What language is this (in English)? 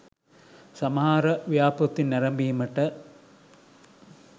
Sinhala